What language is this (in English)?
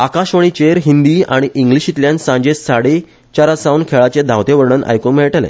Konkani